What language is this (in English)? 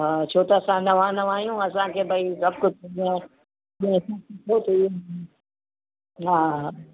Sindhi